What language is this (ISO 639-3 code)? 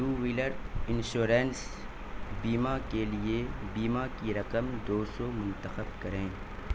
urd